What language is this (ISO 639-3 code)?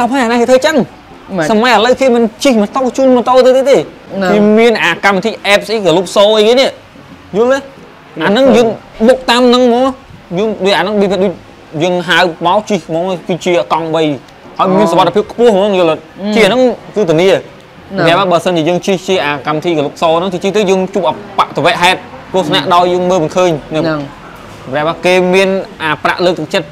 vie